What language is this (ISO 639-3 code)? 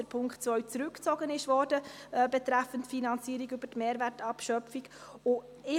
gsw